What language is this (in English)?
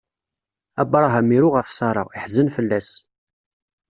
Kabyle